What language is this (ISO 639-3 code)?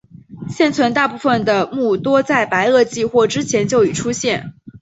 zho